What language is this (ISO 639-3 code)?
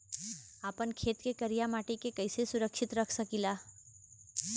bho